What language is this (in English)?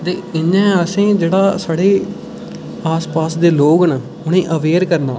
Dogri